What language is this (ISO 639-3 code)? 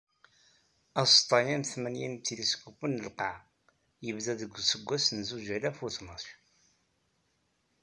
kab